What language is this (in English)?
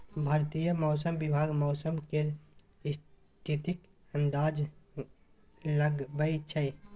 Maithili